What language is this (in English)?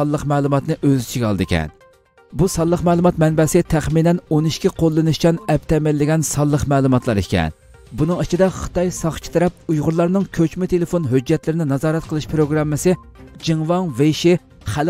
Turkish